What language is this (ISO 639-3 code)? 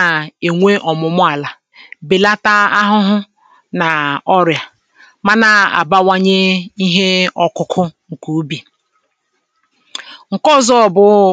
ibo